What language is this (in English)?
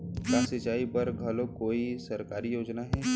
Chhattisgarhi